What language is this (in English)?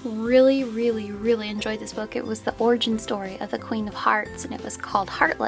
English